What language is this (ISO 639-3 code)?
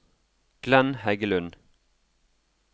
nor